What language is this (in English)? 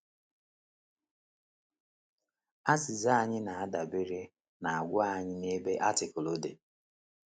Igbo